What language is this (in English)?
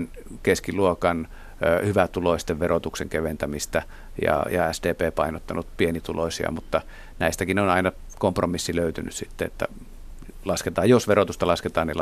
Finnish